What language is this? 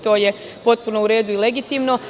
Serbian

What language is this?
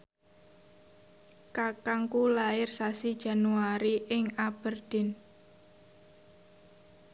Javanese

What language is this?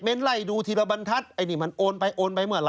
Thai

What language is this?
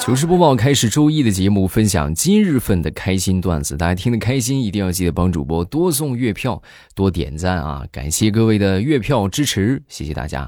Chinese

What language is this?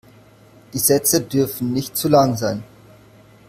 German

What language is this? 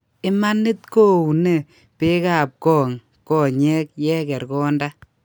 Kalenjin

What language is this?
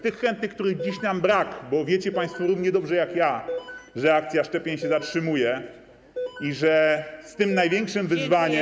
Polish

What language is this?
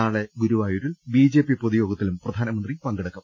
Malayalam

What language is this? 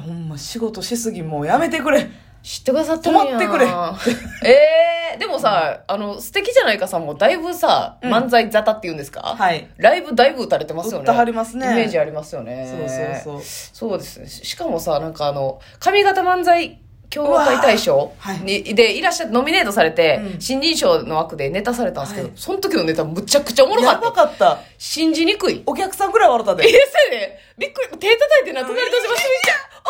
Japanese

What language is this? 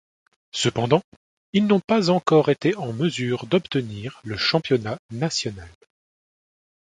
French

